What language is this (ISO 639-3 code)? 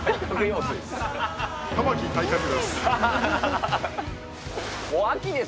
jpn